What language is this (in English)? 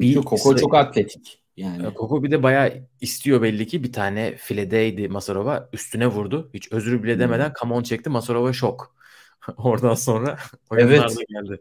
Turkish